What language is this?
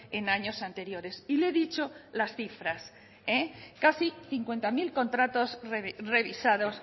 Spanish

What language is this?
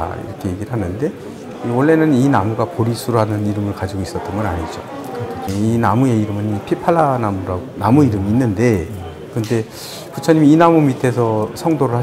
Korean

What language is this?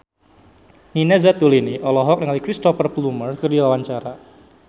Sundanese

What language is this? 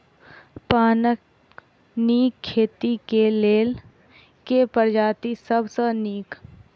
Maithili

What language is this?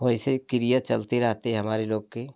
Hindi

